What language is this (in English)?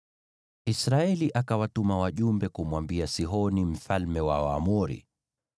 Swahili